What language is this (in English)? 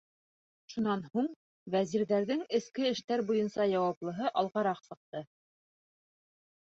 Bashkir